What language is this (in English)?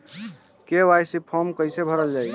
Bhojpuri